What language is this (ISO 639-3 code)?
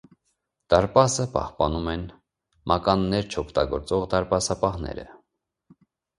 hye